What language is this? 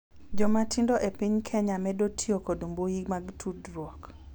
Luo (Kenya and Tanzania)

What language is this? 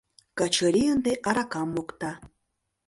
Mari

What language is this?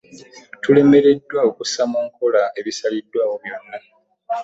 Ganda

